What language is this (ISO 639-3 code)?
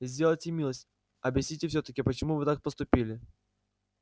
rus